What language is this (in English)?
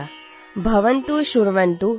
Gujarati